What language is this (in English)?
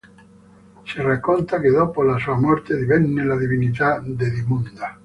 Italian